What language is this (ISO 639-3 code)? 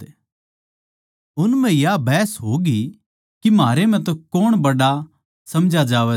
bgc